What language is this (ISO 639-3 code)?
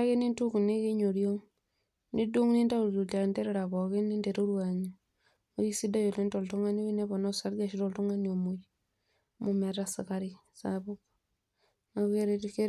mas